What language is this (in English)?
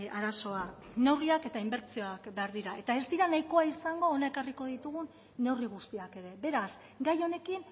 Basque